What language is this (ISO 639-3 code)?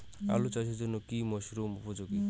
ben